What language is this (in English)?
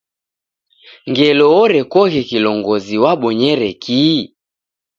Taita